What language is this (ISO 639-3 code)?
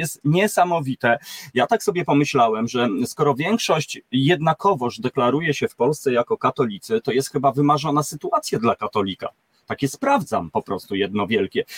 pol